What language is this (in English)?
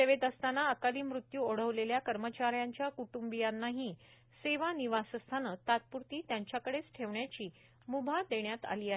Marathi